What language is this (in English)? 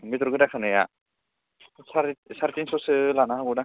Bodo